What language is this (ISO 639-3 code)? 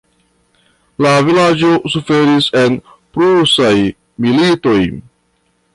epo